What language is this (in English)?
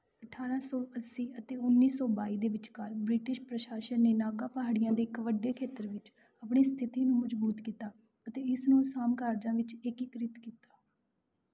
Punjabi